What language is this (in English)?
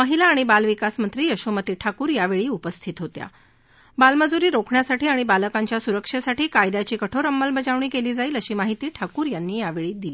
Marathi